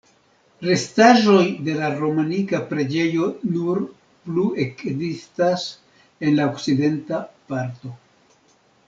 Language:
Esperanto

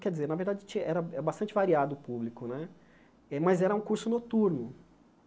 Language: Portuguese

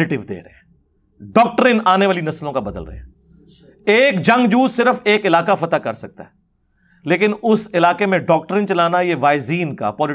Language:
Urdu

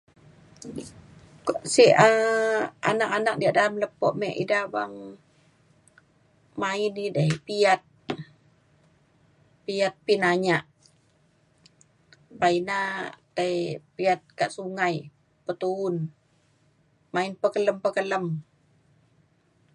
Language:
Mainstream Kenyah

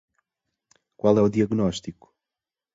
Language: Portuguese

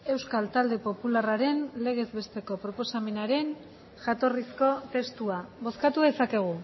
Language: Basque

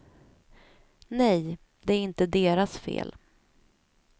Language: Swedish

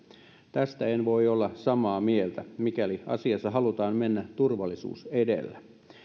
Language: Finnish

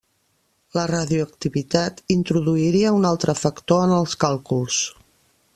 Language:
Catalan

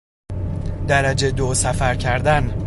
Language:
Persian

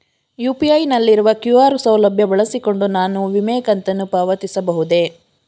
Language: Kannada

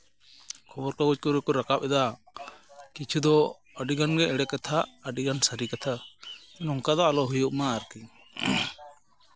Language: Santali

